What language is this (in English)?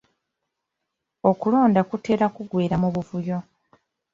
Ganda